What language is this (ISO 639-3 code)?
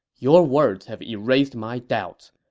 eng